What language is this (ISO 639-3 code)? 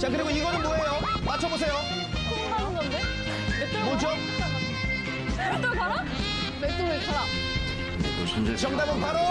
kor